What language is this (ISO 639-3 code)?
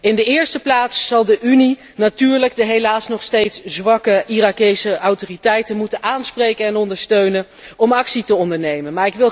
nld